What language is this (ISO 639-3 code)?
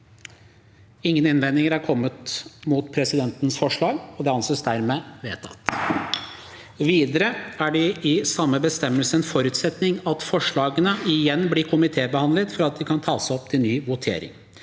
nor